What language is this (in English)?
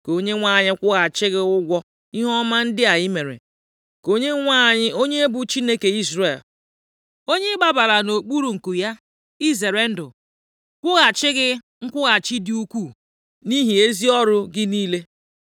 Igbo